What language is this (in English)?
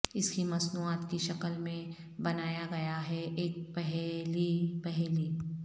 Urdu